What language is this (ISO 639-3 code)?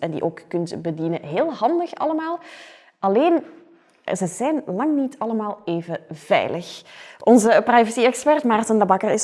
nld